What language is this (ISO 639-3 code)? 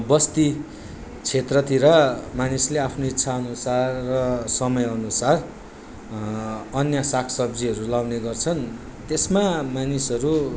nep